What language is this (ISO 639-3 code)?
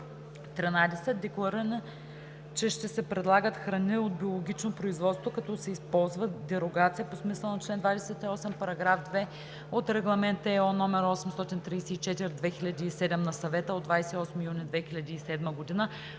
bul